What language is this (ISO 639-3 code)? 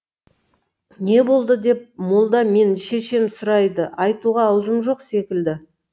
kaz